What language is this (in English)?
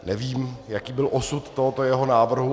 Czech